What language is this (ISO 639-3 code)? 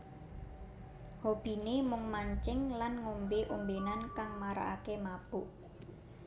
jav